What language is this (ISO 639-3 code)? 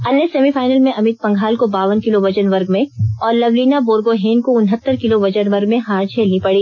hin